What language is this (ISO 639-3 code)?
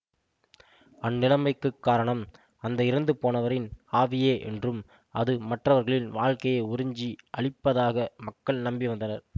tam